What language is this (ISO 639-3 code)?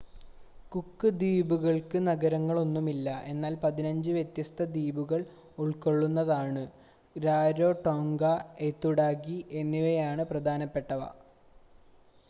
mal